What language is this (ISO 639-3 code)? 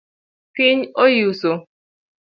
luo